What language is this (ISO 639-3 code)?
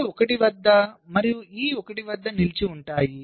tel